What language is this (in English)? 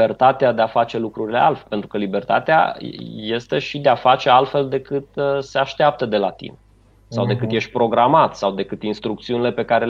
Romanian